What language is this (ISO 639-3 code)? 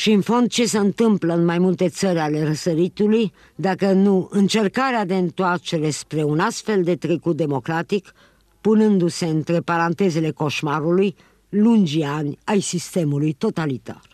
ron